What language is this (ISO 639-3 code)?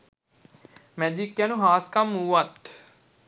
sin